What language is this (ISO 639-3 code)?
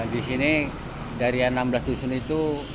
ind